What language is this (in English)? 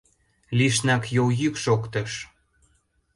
Mari